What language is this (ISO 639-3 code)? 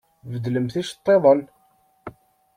kab